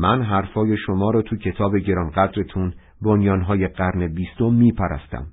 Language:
Persian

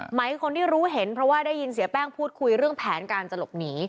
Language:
Thai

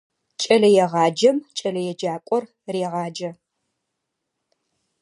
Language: Adyghe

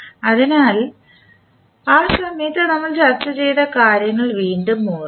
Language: Malayalam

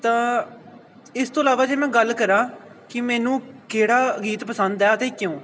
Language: Punjabi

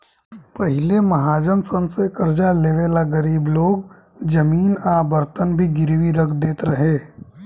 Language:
Bhojpuri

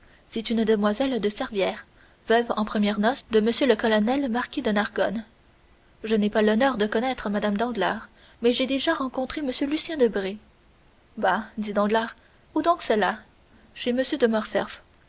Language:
French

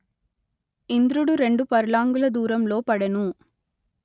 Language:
Telugu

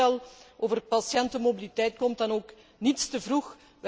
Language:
Dutch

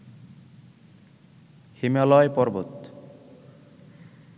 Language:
Bangla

